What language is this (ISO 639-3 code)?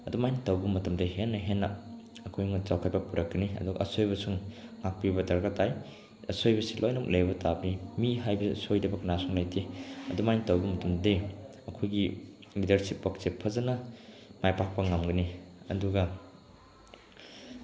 mni